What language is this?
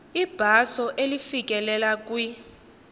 Xhosa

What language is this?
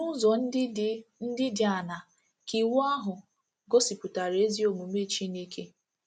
Igbo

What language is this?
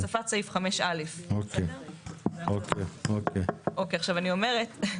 Hebrew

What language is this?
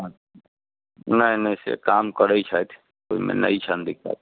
Maithili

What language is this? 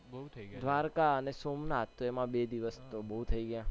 Gujarati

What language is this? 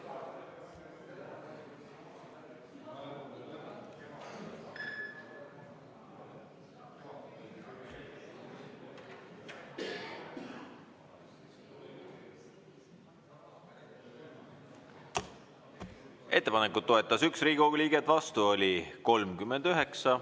Estonian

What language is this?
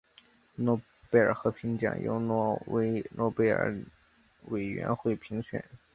Chinese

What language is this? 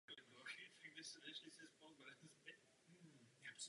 Czech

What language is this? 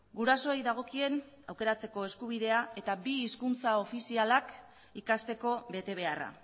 Basque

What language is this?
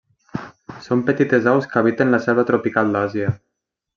Catalan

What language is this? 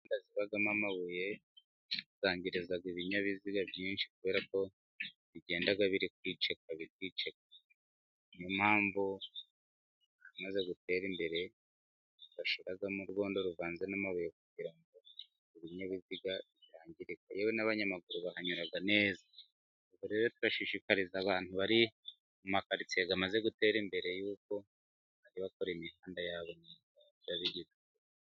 Kinyarwanda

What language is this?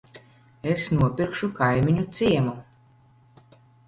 Latvian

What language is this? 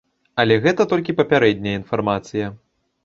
Belarusian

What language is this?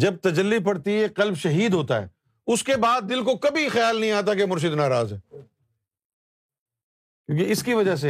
Urdu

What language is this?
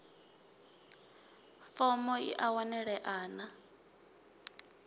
Venda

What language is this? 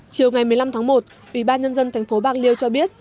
Vietnamese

